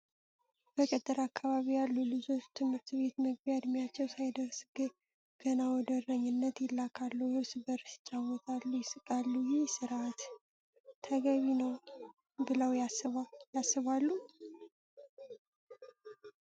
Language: Amharic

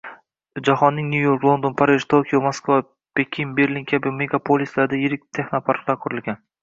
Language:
Uzbek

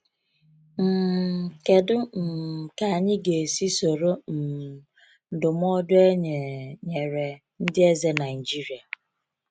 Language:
Igbo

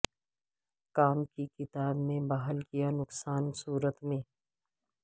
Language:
Urdu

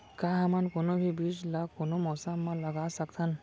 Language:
Chhattisgarhi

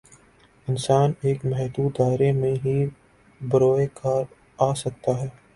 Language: Urdu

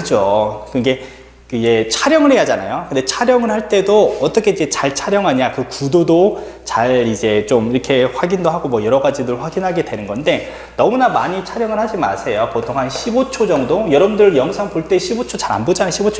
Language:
Korean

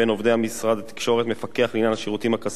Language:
Hebrew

